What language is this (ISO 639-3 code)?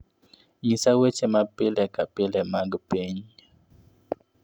luo